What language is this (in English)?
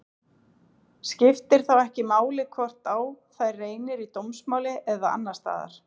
Icelandic